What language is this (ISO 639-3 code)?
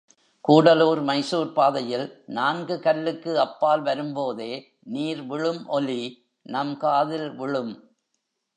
tam